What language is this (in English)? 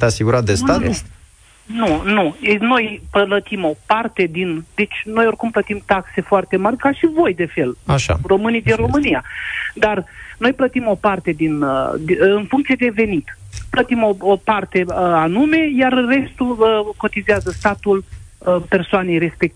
Romanian